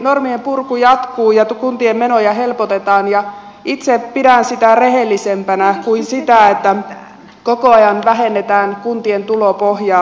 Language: Finnish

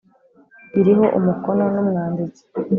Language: Kinyarwanda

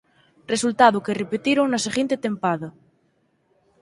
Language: Galician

